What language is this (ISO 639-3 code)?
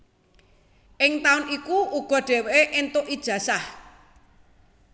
jav